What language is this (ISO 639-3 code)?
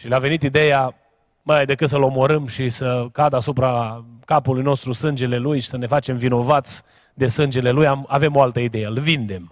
ron